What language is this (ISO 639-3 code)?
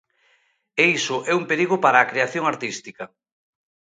glg